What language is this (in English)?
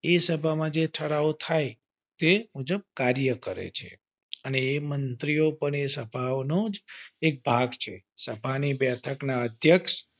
Gujarati